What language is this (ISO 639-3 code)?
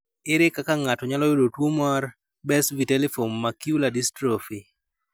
luo